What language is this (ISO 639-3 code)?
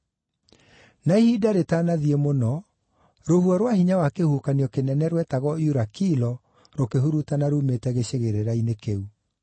kik